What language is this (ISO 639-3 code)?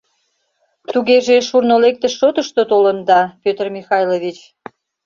chm